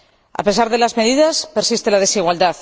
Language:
Spanish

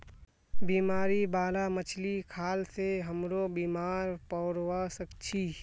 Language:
Magahi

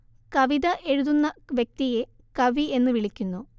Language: Malayalam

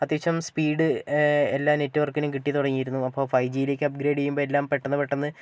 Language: Malayalam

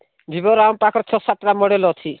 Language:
Odia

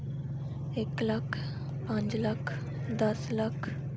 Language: Dogri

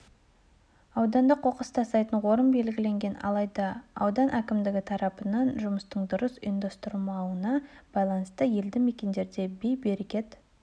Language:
Kazakh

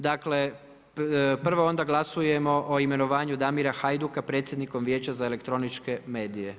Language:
Croatian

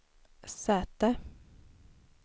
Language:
Swedish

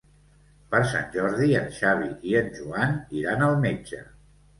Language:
Catalan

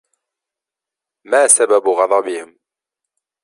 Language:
Arabic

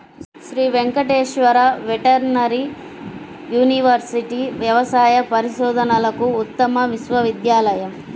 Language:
Telugu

